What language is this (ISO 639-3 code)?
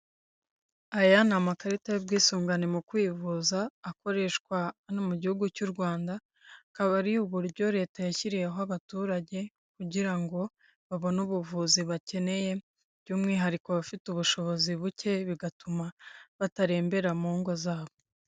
kin